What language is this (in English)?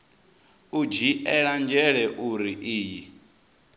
Venda